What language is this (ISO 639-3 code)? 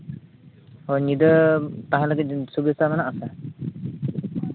sat